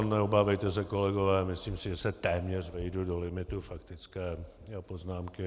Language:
Czech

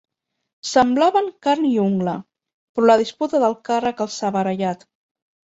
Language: Catalan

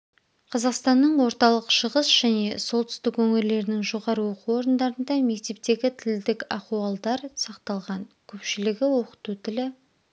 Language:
Kazakh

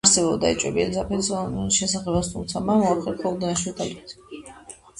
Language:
Georgian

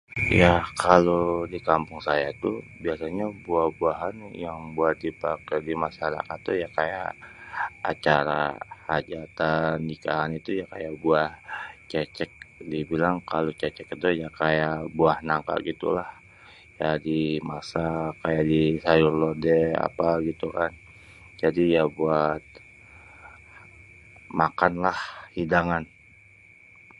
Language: Betawi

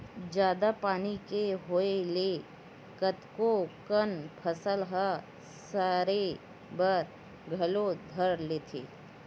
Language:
Chhattisgarhi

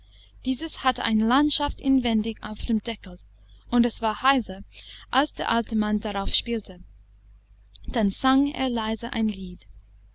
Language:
German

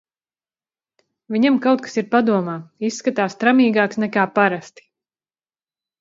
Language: Latvian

